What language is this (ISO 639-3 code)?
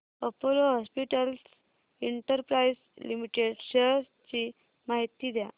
mar